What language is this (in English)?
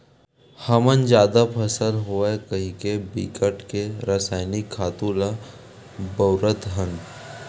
Chhattisgarhi